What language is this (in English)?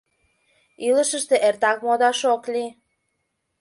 Mari